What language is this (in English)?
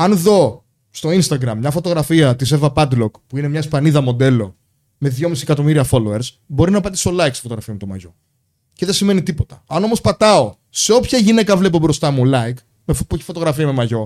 Greek